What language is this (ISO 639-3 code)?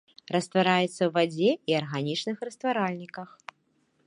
bel